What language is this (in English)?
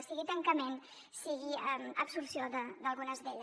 Catalan